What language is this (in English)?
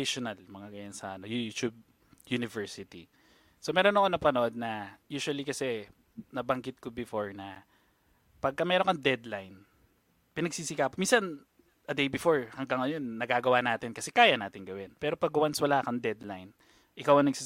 Filipino